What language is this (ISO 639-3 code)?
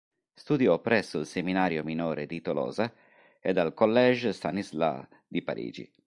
ita